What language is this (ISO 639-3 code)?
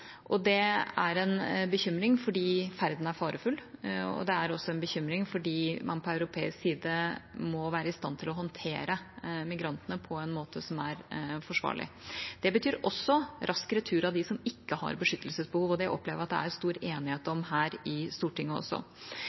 nob